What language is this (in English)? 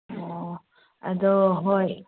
Manipuri